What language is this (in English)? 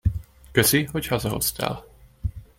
Hungarian